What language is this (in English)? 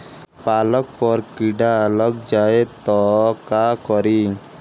Bhojpuri